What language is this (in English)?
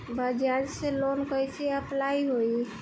Bhojpuri